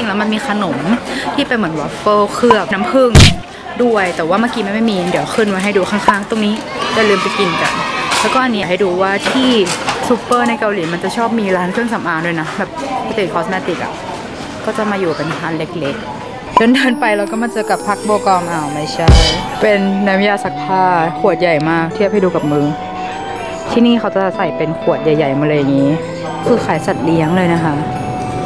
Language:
Thai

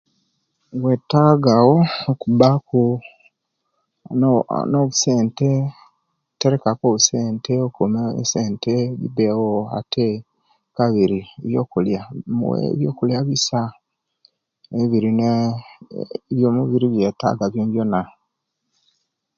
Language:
Kenyi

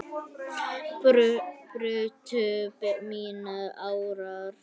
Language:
Icelandic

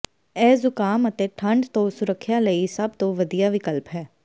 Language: Punjabi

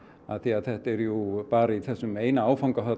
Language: Icelandic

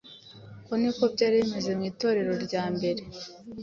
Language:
Kinyarwanda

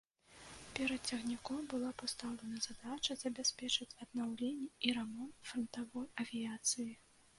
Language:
Belarusian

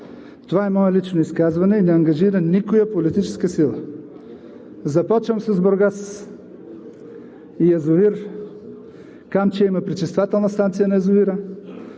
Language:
Bulgarian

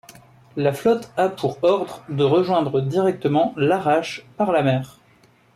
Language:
French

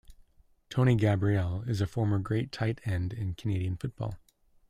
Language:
English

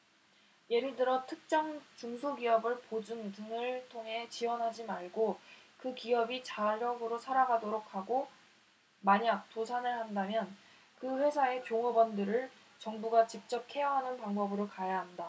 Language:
Korean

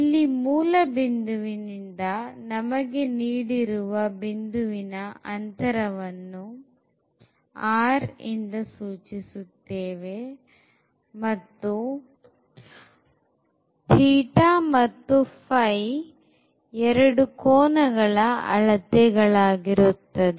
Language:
Kannada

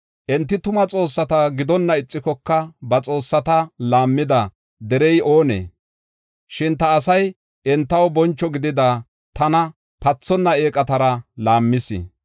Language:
Gofa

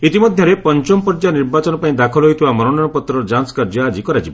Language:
Odia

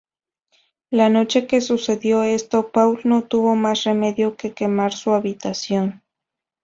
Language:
Spanish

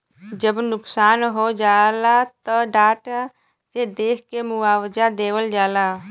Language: Bhojpuri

